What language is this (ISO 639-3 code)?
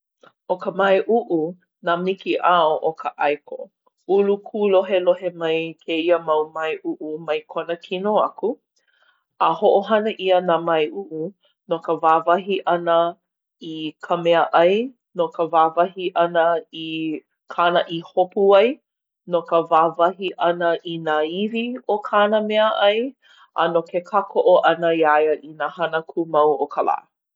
haw